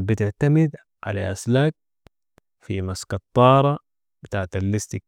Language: Sudanese Arabic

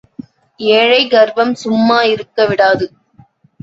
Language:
Tamil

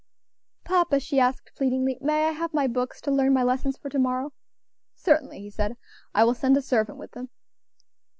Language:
English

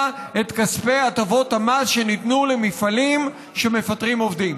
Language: Hebrew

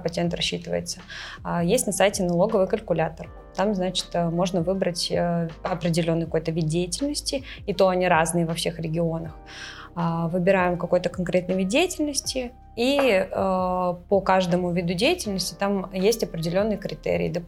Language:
Russian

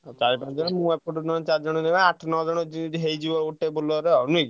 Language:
Odia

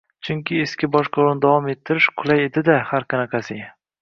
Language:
Uzbek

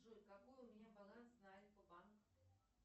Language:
Russian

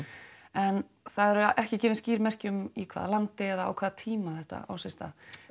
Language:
Icelandic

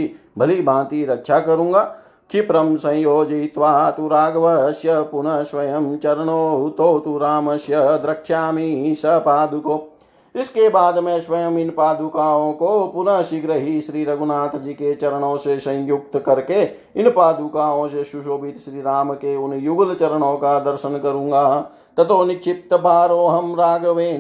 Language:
Hindi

